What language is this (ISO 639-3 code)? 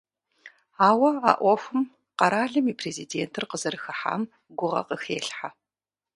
kbd